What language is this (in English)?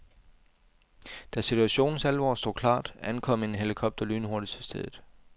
Danish